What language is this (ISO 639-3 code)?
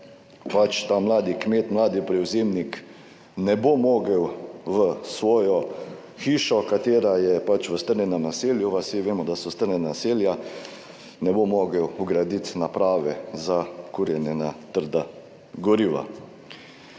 slv